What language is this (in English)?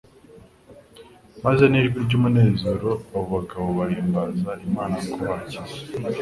Kinyarwanda